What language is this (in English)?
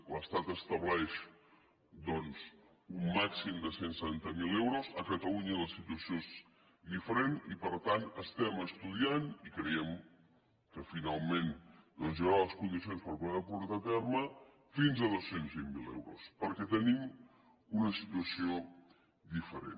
Catalan